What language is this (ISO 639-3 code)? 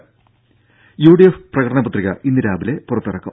mal